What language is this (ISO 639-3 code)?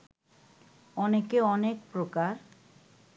ben